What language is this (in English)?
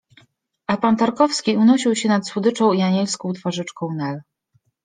Polish